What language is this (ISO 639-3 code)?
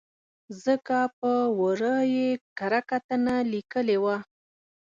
pus